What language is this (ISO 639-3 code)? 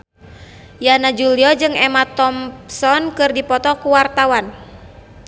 sun